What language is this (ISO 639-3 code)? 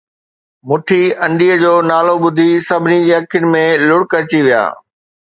snd